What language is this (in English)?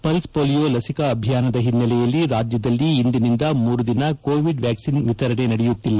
Kannada